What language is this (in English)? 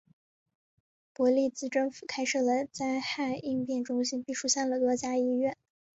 Chinese